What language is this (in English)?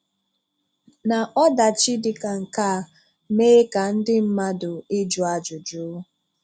Igbo